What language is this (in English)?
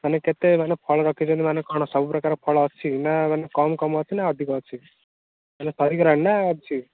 Odia